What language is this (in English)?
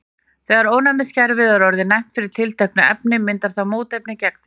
Icelandic